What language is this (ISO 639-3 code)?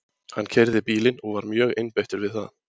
isl